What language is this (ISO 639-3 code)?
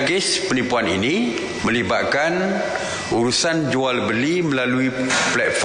msa